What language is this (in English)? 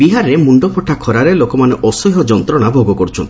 Odia